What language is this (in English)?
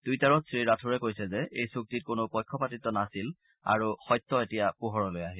Assamese